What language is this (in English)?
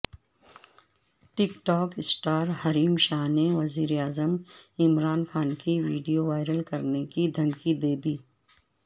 Urdu